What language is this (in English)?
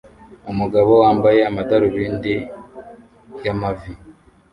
Kinyarwanda